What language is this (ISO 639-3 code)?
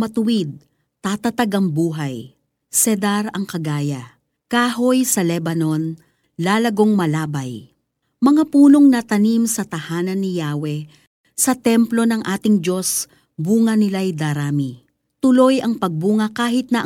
fil